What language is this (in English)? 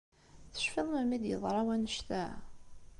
Kabyle